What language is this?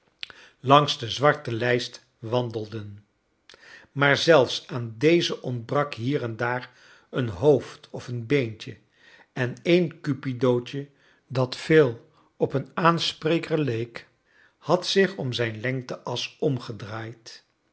Dutch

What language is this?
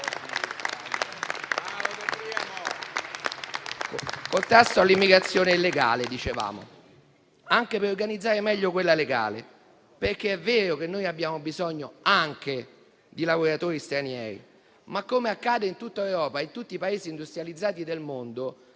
Italian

